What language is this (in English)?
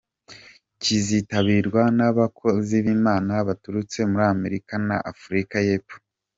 Kinyarwanda